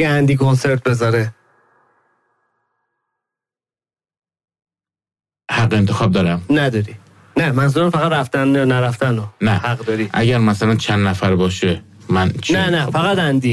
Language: Persian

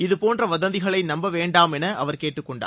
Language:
Tamil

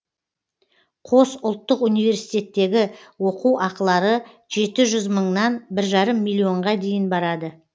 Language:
Kazakh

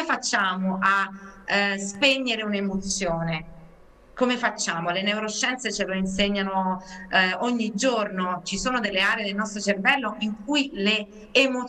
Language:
Italian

